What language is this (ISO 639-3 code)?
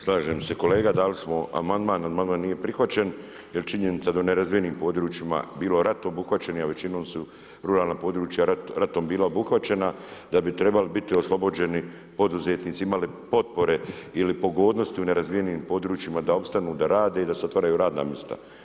hrv